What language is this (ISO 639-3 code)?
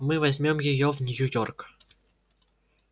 rus